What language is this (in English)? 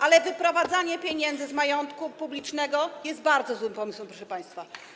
Polish